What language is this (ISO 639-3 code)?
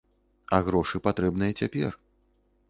bel